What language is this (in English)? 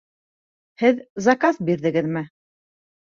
Bashkir